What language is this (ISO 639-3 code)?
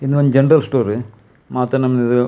tcy